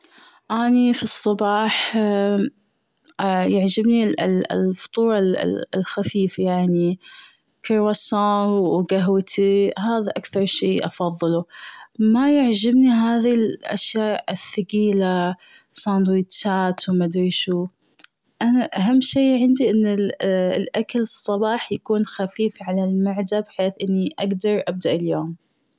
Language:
Gulf Arabic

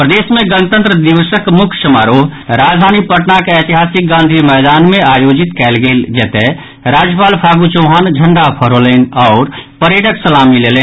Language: Maithili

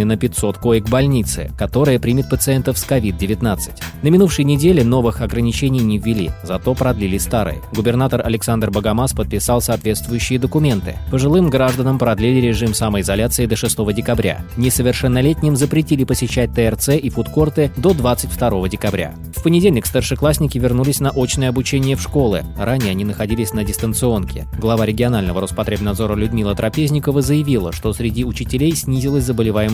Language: Russian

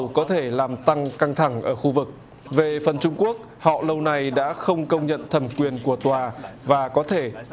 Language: Vietnamese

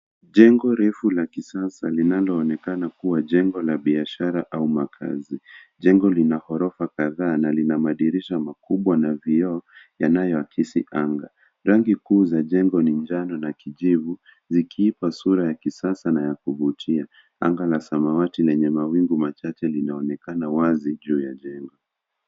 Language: Swahili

